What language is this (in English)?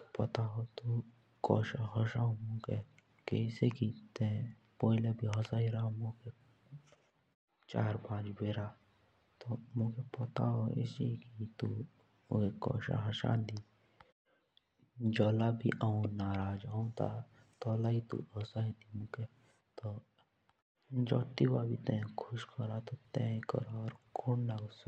Jaunsari